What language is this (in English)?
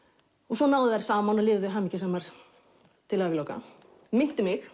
Icelandic